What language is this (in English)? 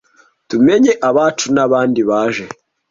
Kinyarwanda